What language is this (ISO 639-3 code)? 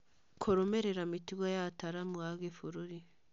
kik